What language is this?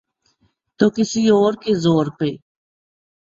Urdu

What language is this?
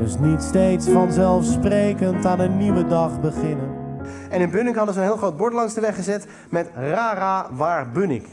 Dutch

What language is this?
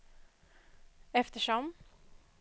Swedish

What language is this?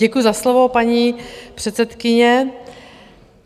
Czech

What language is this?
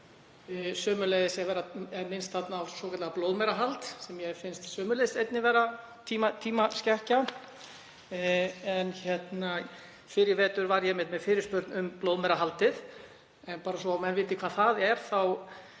Icelandic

